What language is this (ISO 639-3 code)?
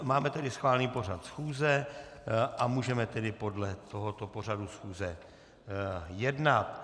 ces